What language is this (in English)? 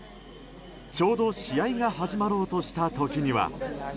Japanese